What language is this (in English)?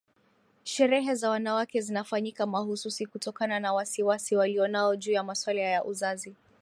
Swahili